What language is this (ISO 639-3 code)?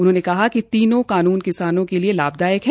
hin